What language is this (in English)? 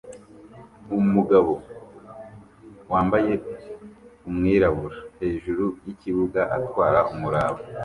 Kinyarwanda